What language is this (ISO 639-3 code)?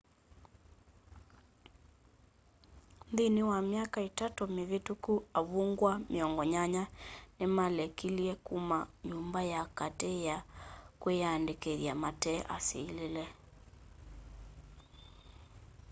kam